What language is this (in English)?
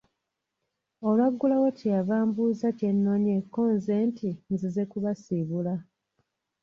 Ganda